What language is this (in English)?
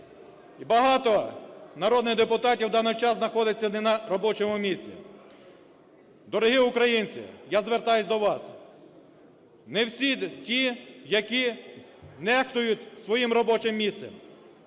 Ukrainian